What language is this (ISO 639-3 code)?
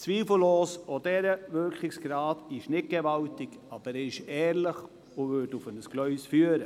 gsw